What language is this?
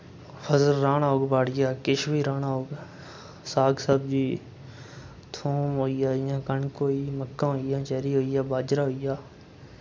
Dogri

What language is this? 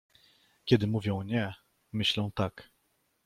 Polish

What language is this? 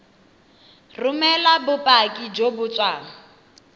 Tswana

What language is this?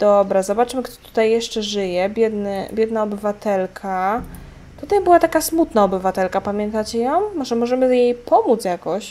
Polish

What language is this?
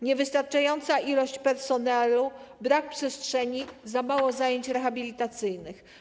Polish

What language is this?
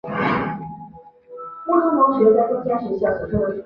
Chinese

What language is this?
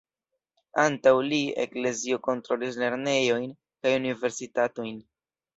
Esperanto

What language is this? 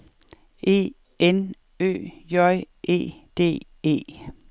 Danish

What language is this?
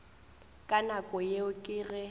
Northern Sotho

